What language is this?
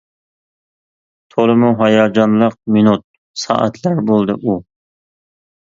Uyghur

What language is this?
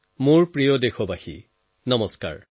Assamese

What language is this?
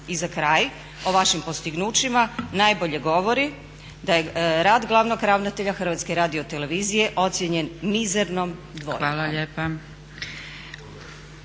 Croatian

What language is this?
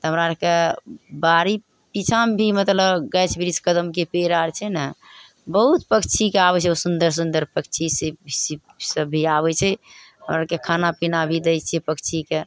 Maithili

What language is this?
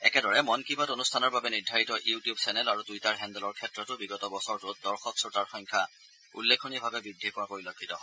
Assamese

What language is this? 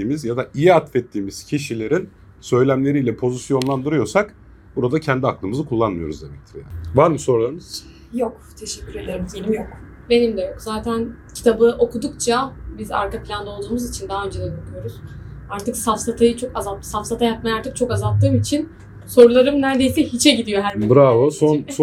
Turkish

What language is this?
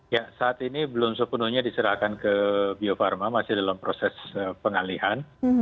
Indonesian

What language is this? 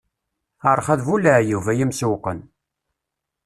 Kabyle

